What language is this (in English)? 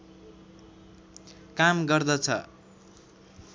Nepali